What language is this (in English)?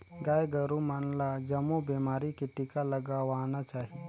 Chhattisgarhi